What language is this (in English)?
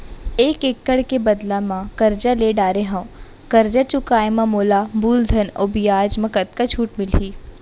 Chhattisgarhi